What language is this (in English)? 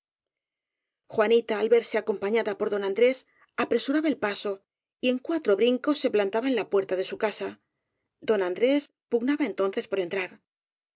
Spanish